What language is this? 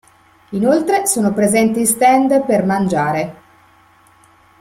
Italian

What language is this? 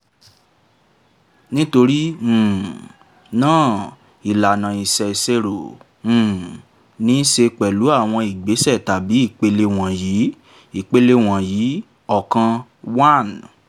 Yoruba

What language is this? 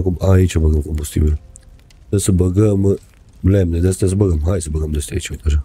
Romanian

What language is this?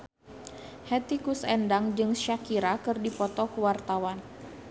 Sundanese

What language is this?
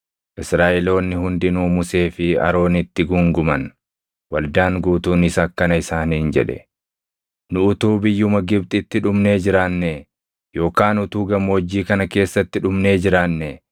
Oromo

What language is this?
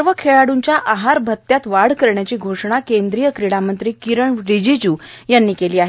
Marathi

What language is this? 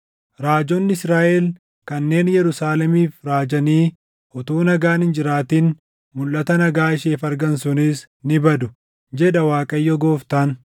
Oromo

